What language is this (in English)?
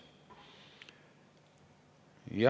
Estonian